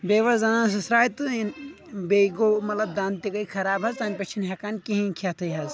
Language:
Kashmiri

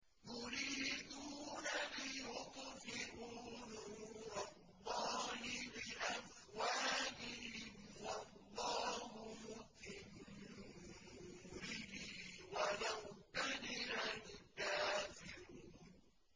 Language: Arabic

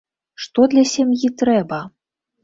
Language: Belarusian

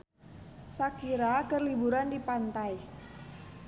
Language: Sundanese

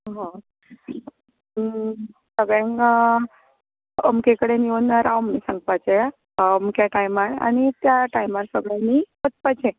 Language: Konkani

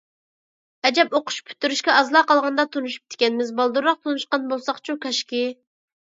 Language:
Uyghur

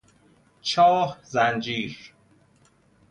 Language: Persian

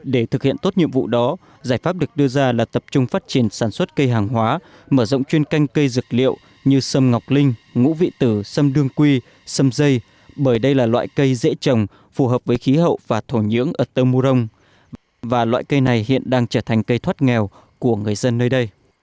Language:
Vietnamese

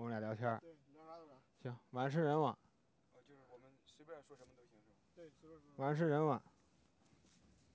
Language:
Chinese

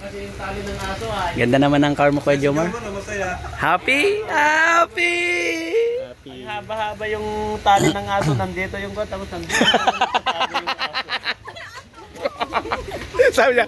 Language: Filipino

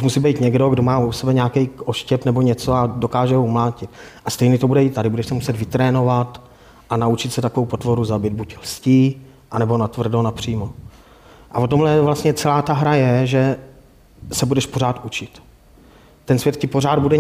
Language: Czech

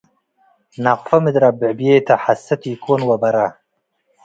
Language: Tigre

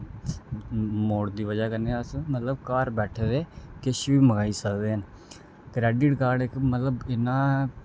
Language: Dogri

